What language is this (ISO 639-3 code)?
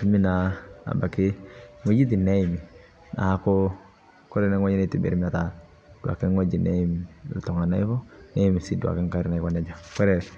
mas